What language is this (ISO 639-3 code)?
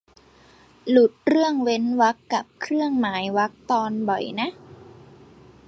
tha